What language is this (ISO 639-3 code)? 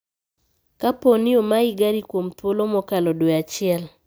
luo